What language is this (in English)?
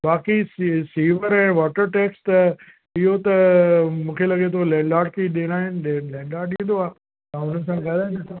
Sindhi